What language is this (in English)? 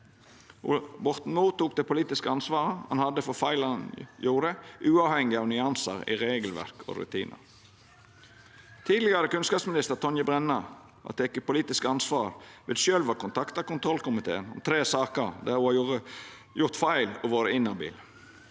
Norwegian